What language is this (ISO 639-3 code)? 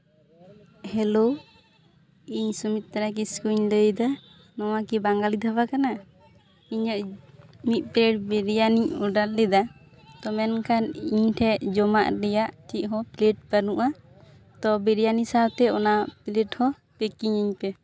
sat